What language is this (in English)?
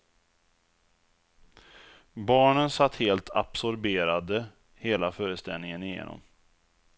Swedish